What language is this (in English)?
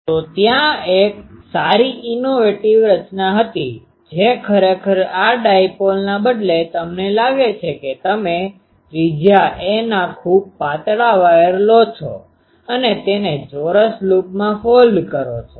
Gujarati